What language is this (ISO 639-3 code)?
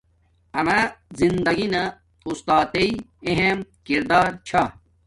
dmk